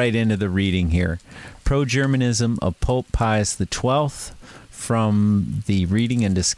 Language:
Dutch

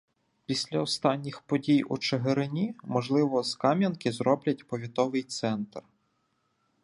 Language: Ukrainian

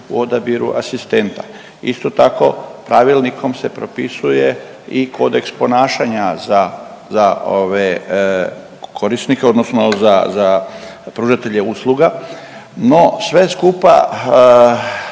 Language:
Croatian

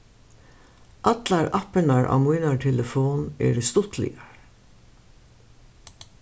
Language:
Faroese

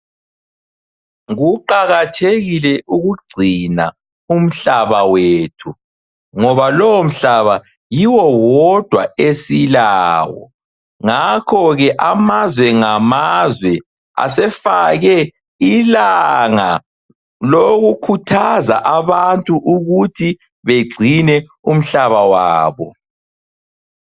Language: North Ndebele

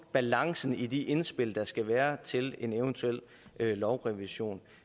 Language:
Danish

